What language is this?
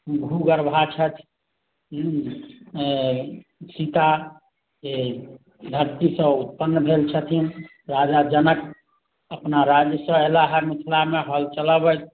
Maithili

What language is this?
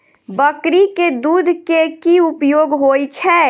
Maithili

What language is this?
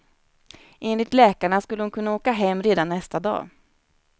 Swedish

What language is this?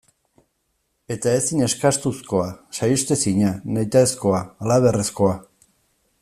Basque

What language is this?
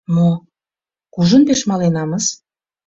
Mari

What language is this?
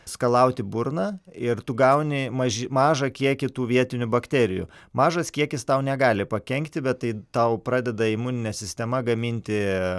Lithuanian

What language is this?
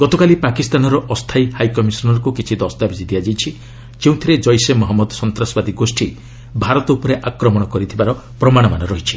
Odia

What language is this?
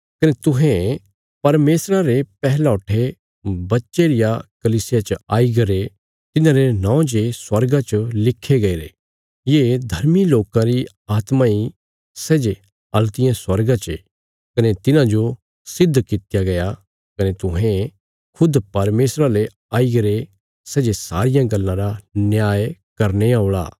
Bilaspuri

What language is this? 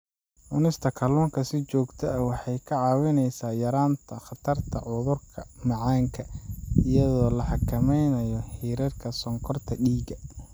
Somali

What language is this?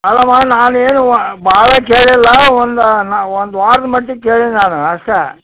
Kannada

